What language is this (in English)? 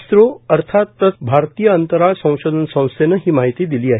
Marathi